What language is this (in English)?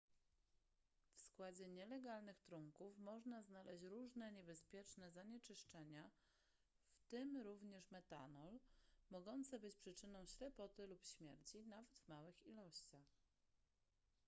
Polish